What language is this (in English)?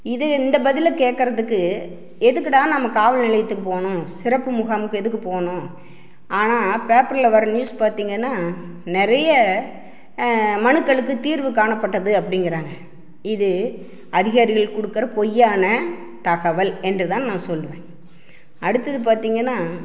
Tamil